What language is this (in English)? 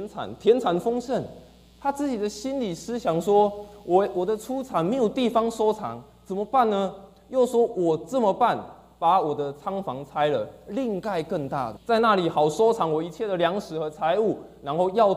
Chinese